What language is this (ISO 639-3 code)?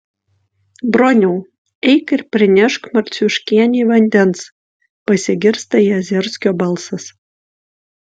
lit